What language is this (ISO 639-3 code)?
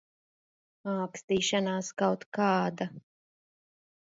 lav